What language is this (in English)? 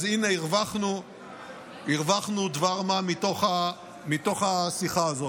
Hebrew